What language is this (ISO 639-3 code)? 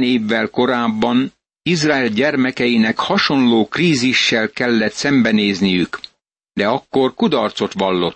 hun